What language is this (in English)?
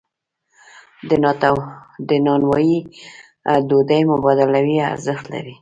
Pashto